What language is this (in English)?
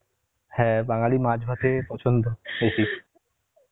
Bangla